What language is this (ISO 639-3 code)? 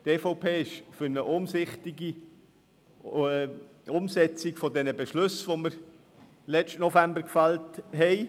gsw